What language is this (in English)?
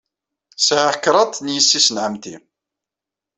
Kabyle